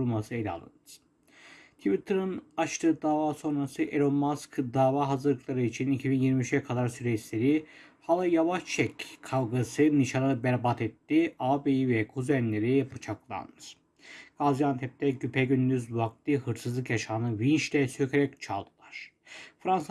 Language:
Turkish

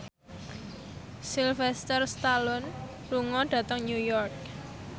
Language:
Javanese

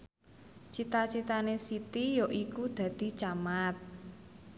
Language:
Javanese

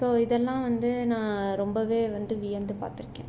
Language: Tamil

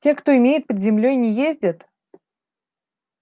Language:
Russian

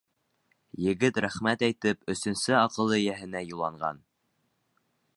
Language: Bashkir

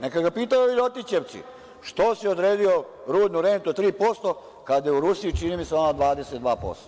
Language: Serbian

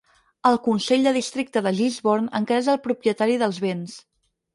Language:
Catalan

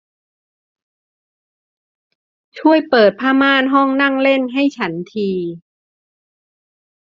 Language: Thai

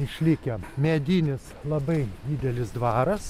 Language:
Lithuanian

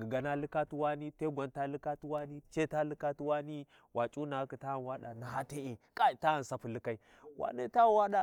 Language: Warji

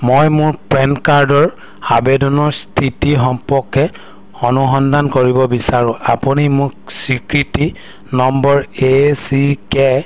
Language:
Assamese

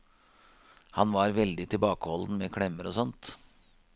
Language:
Norwegian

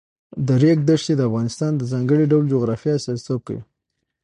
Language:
Pashto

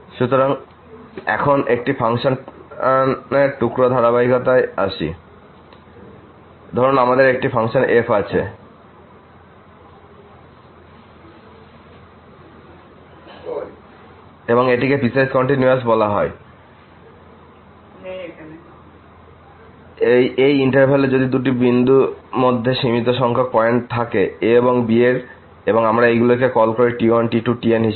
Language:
Bangla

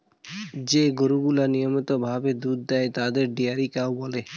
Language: Bangla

